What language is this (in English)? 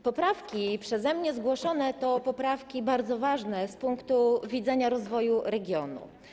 Polish